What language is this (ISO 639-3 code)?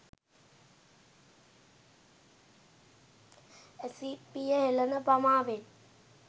sin